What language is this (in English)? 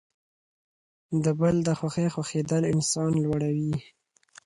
Pashto